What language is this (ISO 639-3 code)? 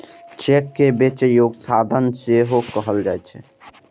mai